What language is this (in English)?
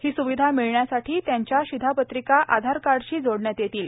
Marathi